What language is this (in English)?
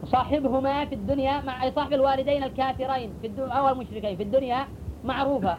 Arabic